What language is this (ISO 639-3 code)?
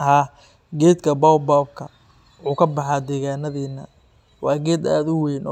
som